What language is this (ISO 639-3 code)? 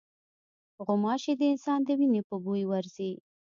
pus